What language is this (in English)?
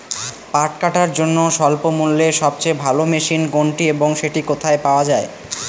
Bangla